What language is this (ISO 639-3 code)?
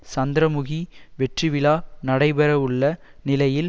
tam